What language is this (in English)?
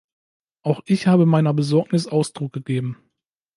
German